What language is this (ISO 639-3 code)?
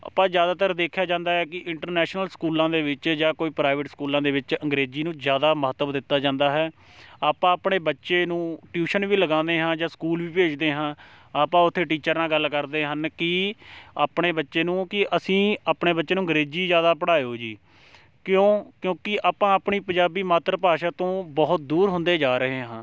pan